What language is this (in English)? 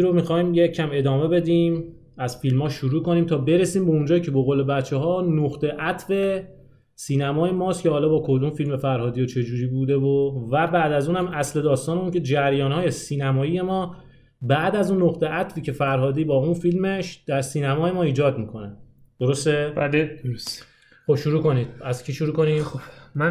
Persian